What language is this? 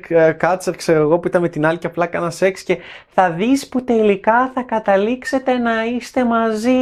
Greek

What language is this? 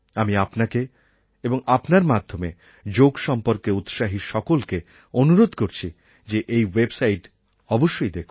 Bangla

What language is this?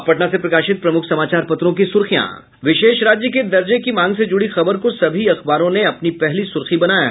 Hindi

